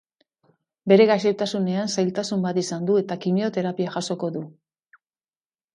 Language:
Basque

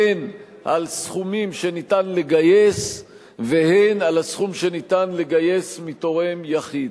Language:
Hebrew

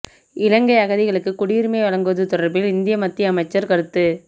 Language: Tamil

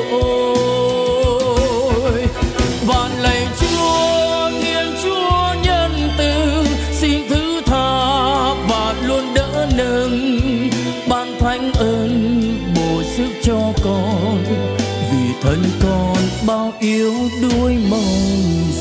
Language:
Vietnamese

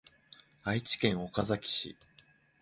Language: Japanese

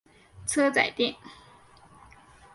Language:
Chinese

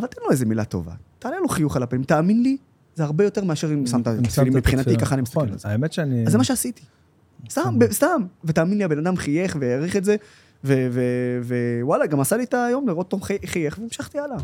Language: Hebrew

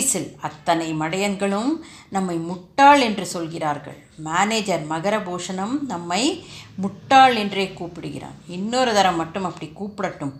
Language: Tamil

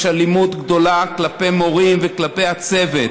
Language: Hebrew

